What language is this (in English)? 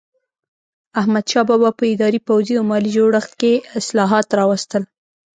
Pashto